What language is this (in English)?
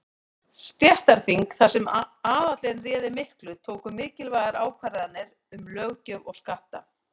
Icelandic